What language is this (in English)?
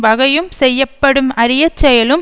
Tamil